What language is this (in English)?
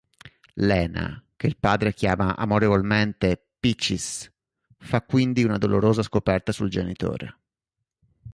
Italian